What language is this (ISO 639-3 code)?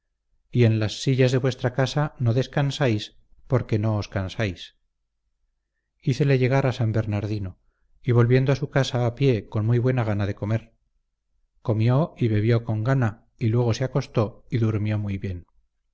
spa